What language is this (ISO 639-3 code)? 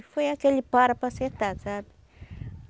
por